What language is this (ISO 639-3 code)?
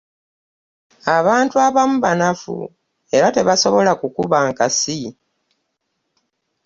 lug